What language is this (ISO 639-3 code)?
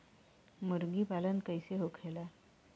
bho